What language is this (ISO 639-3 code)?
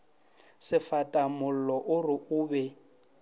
nso